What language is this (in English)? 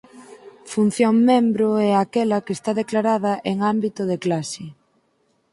Galician